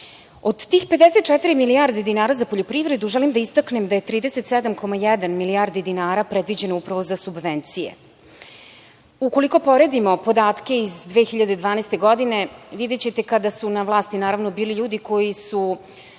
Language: Serbian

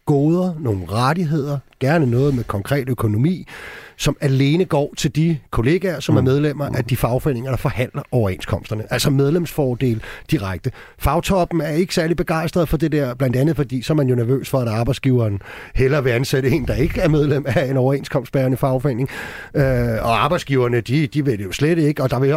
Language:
Danish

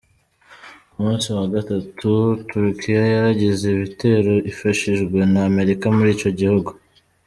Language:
Kinyarwanda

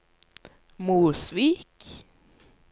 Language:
Norwegian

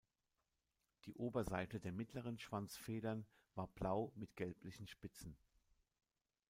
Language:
German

